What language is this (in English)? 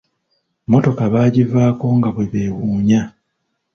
Ganda